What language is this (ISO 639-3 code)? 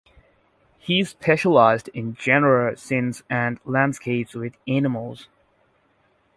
eng